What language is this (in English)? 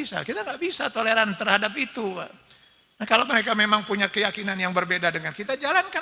Indonesian